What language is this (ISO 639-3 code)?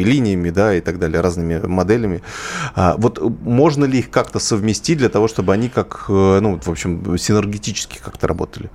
rus